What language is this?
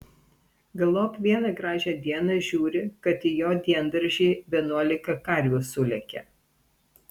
Lithuanian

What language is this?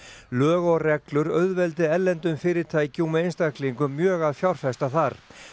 Icelandic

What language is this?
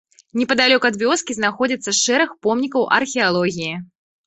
Belarusian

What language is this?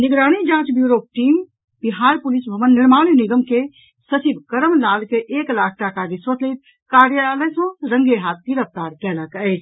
Maithili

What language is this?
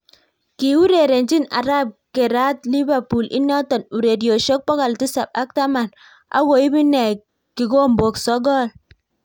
Kalenjin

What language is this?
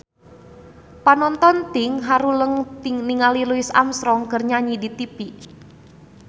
Sundanese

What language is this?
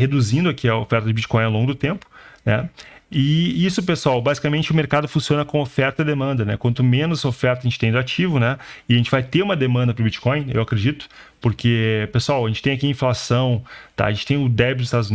Portuguese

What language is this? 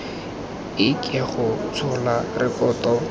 Tswana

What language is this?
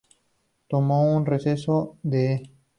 Spanish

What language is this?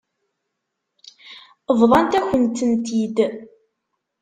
Kabyle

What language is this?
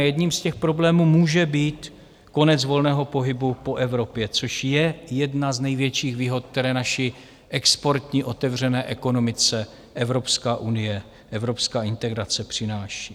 Czech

